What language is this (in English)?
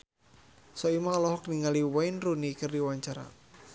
Sundanese